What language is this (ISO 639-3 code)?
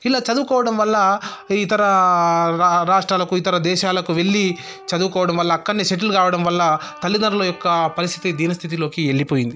tel